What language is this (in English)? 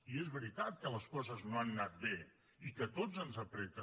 Catalan